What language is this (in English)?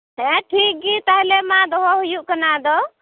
Santali